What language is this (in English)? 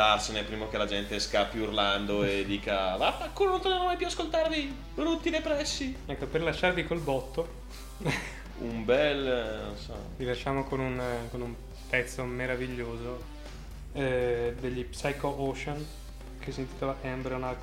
Italian